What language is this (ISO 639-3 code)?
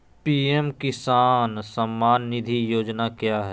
mag